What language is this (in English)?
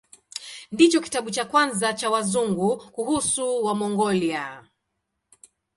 Swahili